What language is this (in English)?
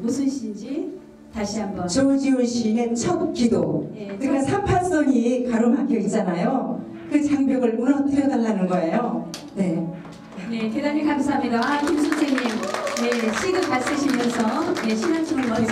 Korean